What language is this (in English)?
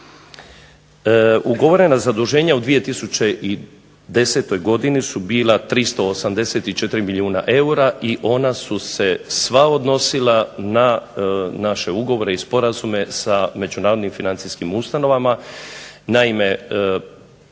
Croatian